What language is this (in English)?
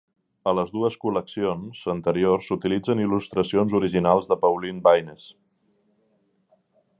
Catalan